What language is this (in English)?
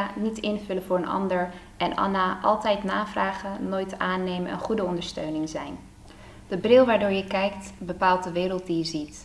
Dutch